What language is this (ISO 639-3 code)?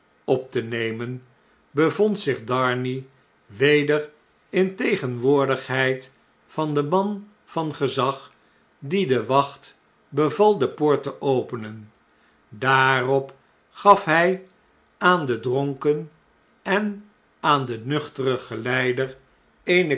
nld